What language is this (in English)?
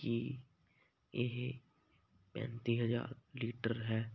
Punjabi